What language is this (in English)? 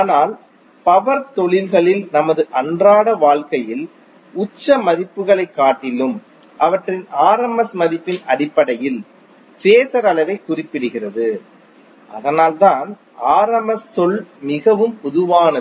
Tamil